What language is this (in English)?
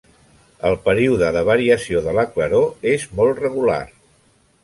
Catalan